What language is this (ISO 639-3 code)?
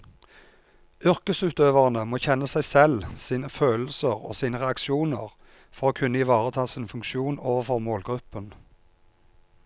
nor